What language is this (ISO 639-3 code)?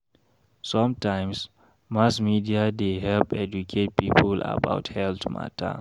pcm